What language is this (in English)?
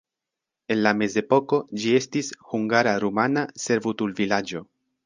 Esperanto